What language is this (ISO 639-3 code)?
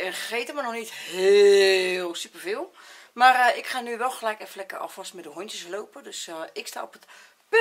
nld